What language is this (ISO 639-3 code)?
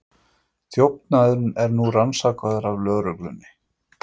isl